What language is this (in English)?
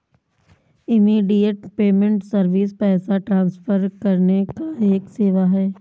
Hindi